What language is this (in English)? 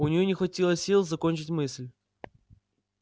Russian